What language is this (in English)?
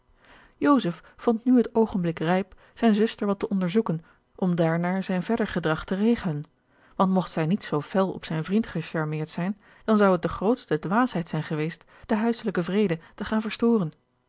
Dutch